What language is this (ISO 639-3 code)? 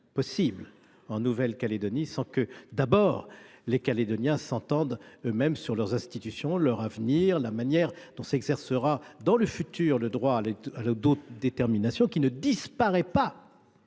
fra